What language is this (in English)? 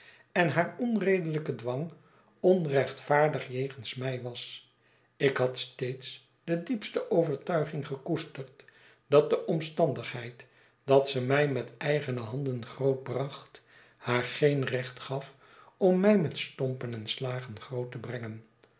Dutch